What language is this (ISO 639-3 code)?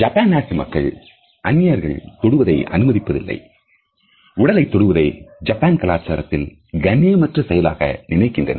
tam